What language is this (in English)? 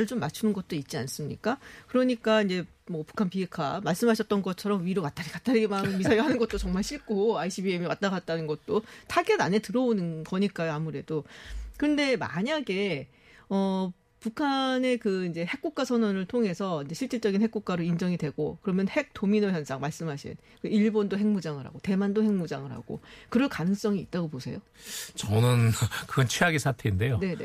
Korean